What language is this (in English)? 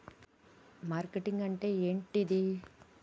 Telugu